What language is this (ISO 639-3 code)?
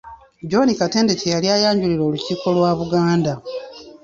lug